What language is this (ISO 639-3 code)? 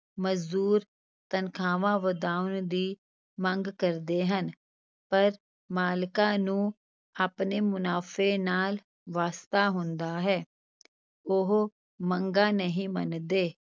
pan